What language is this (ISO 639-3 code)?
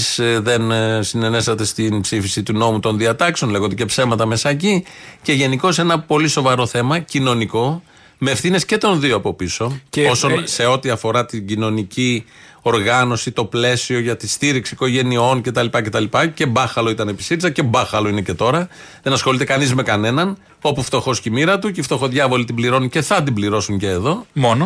ell